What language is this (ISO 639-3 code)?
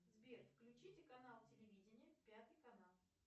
rus